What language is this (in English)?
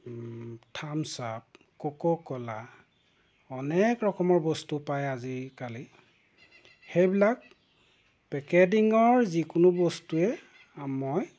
Assamese